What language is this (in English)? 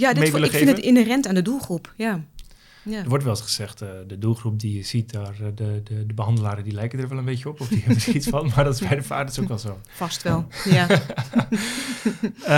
Dutch